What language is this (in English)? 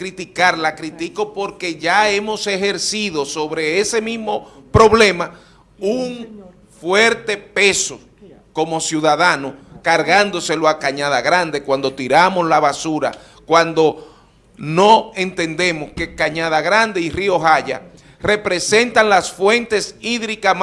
Spanish